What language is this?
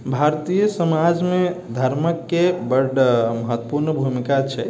Maithili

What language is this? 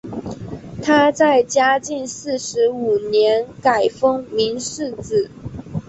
Chinese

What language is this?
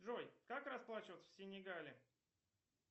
Russian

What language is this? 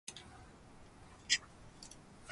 Japanese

